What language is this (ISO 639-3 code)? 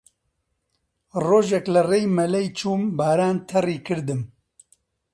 ckb